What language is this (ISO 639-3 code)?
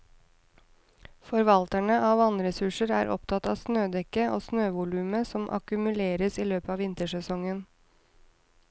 nor